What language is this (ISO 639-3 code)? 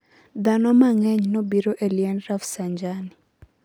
luo